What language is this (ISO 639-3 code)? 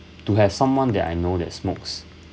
eng